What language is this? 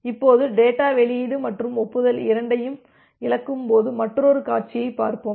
Tamil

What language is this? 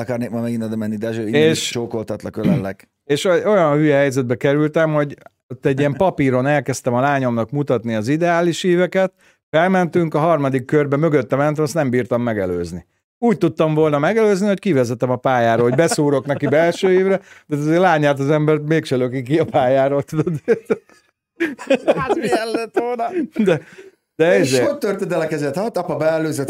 Hungarian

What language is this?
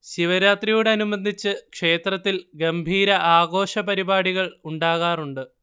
Malayalam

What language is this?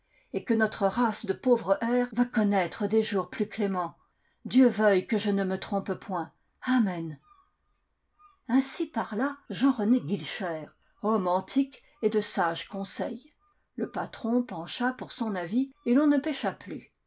French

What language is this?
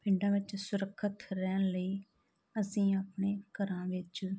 Punjabi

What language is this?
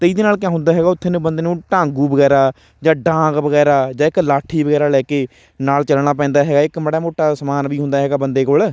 Punjabi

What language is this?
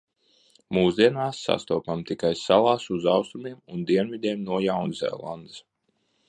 Latvian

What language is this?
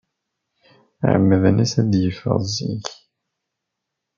Kabyle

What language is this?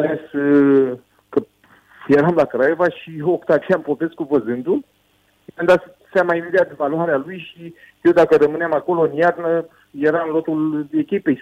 Romanian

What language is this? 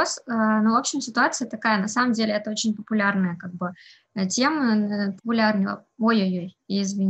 Russian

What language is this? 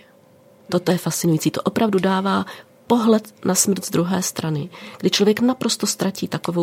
Czech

